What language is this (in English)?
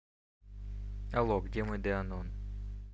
Russian